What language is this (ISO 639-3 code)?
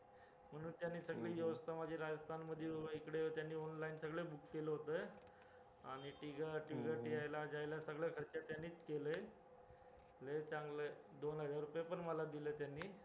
mar